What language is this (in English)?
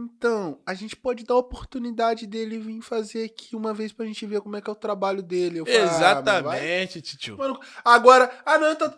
Portuguese